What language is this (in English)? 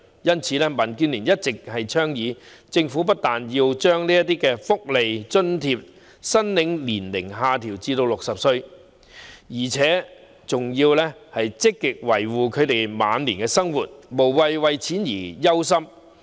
Cantonese